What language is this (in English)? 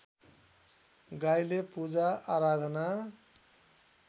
Nepali